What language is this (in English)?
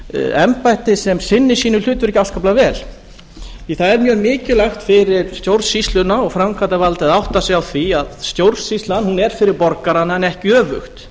Icelandic